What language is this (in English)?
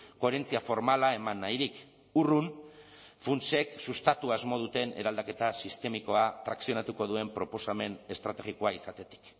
Basque